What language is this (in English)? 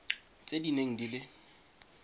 Tswana